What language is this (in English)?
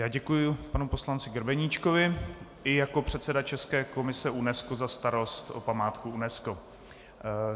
Czech